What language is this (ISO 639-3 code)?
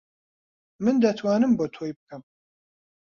ckb